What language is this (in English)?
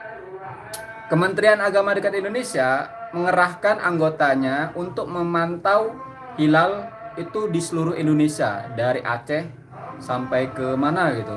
Indonesian